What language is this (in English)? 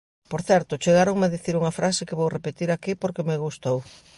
Galician